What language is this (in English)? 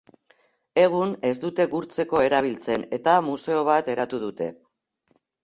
Basque